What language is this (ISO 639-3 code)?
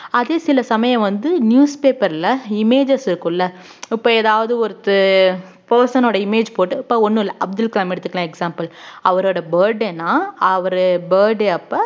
tam